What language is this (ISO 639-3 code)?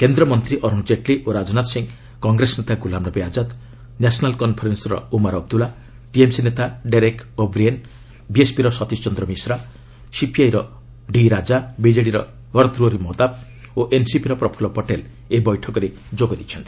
ori